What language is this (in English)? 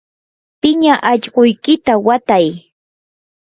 Yanahuanca Pasco Quechua